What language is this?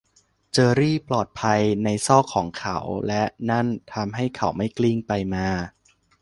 Thai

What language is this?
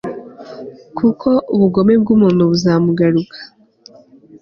Kinyarwanda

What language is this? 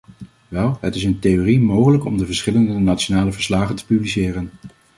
Dutch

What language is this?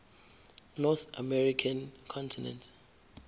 Zulu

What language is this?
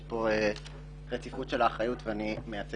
Hebrew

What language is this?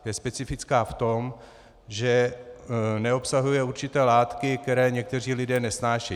Czech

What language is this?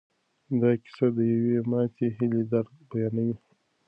Pashto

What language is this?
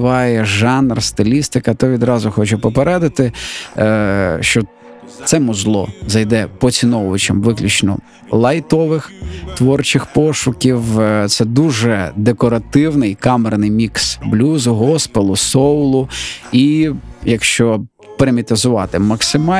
Ukrainian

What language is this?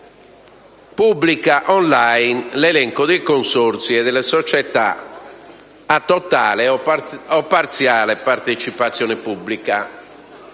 Italian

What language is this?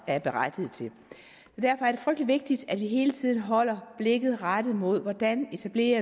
Danish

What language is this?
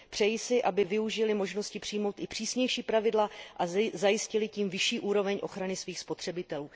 Czech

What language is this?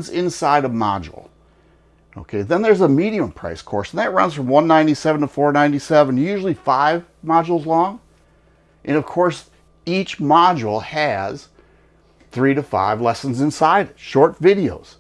English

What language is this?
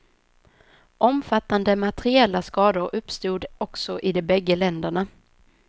Swedish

